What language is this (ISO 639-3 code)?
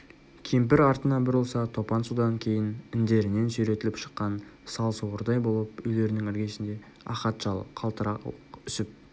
kaz